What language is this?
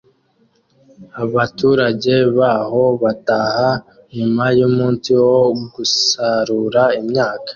Kinyarwanda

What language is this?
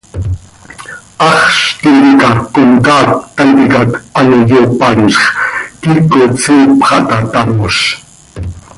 Seri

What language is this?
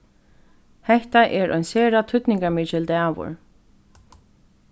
Faroese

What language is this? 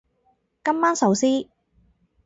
Cantonese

